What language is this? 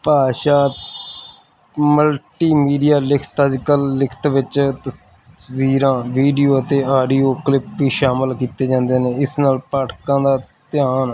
Punjabi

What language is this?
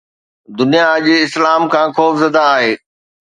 Sindhi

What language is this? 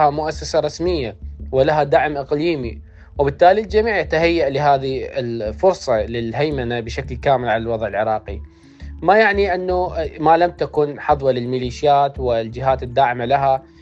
Arabic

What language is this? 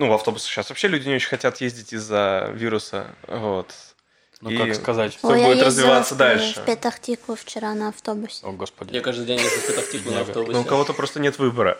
Russian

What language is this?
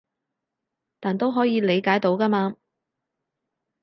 Cantonese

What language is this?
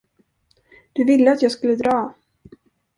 Swedish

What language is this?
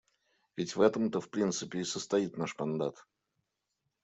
Russian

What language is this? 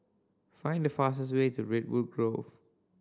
English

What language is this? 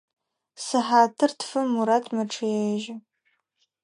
Adyghe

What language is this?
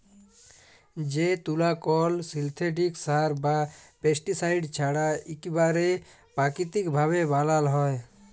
Bangla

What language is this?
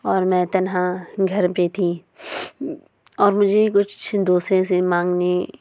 Urdu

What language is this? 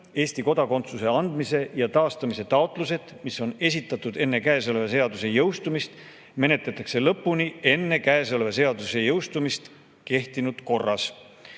Estonian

